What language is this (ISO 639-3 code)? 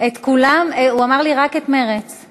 heb